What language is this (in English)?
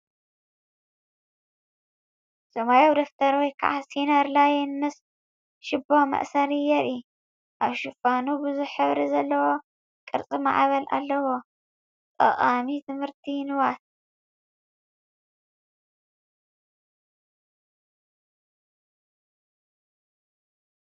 Tigrinya